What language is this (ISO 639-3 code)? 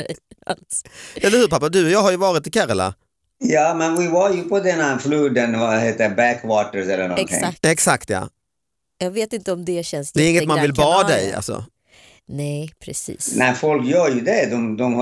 swe